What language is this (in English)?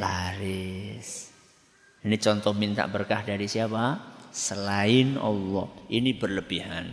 Indonesian